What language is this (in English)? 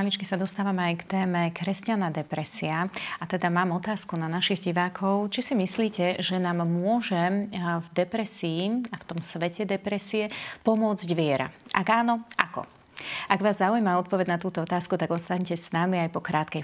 Slovak